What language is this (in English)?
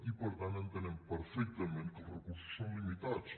Catalan